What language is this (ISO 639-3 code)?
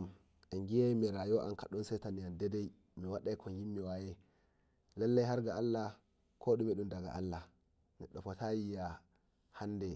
fuv